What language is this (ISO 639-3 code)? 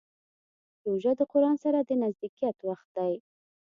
pus